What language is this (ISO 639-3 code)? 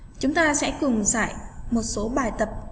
vie